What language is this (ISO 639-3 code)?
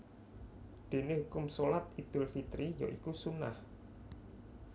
jav